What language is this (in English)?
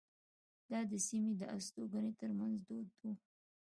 Pashto